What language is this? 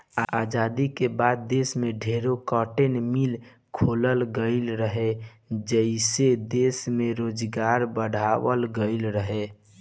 Bhojpuri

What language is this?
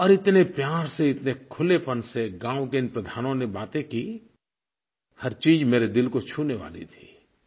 Hindi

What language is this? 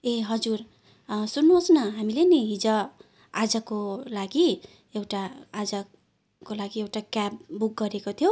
Nepali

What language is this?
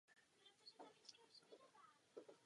Czech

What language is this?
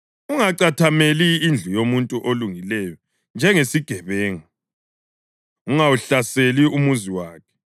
North Ndebele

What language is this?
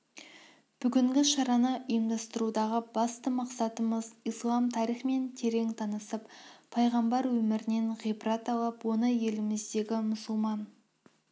Kazakh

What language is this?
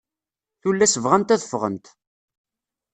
Kabyle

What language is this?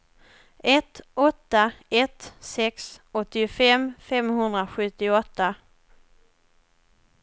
Swedish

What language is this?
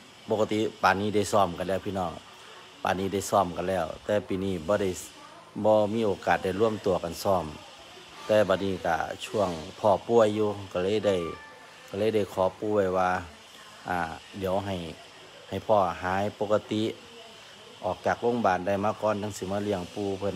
Thai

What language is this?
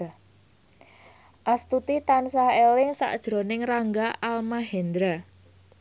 Javanese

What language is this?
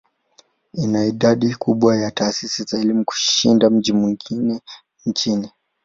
Swahili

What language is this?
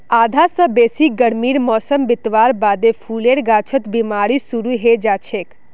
Magahi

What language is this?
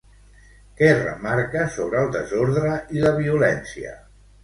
Catalan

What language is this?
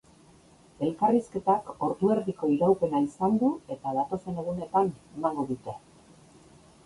Basque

